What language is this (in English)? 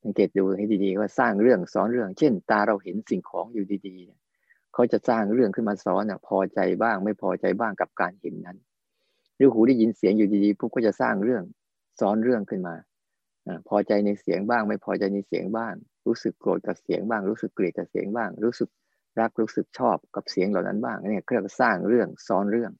Thai